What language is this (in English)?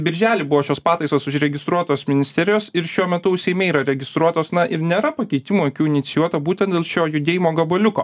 Lithuanian